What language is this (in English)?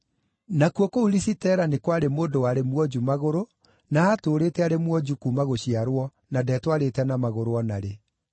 Kikuyu